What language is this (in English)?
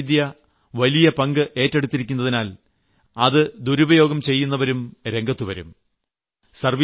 Malayalam